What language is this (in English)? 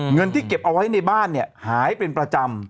Thai